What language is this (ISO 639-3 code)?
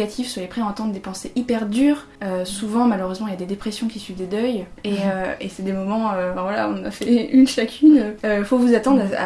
fra